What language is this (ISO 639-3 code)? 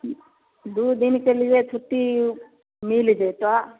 mai